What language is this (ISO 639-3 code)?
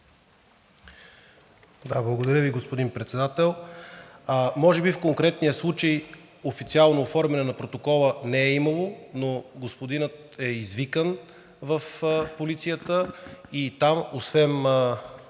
bul